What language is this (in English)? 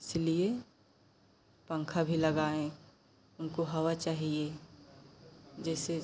Hindi